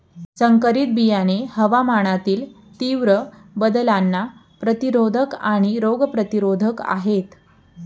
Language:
Marathi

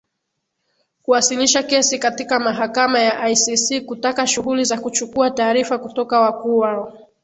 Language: Swahili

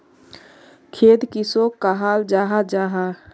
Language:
Magahi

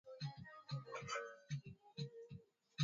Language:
Swahili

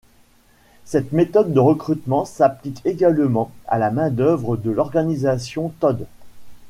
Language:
French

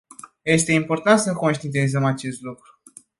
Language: Romanian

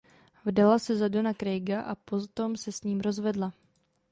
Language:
Czech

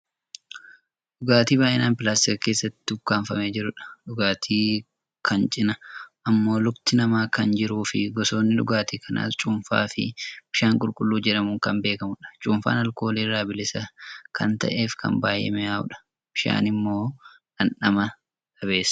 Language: Oromo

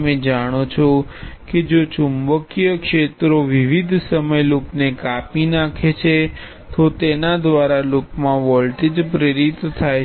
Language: Gujarati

